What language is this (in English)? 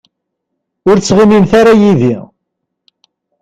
Kabyle